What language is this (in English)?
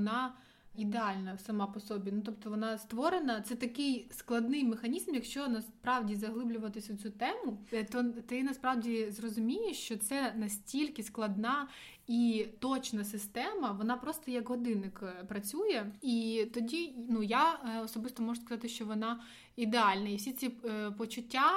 Ukrainian